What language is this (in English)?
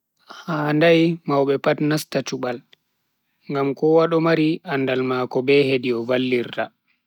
Bagirmi Fulfulde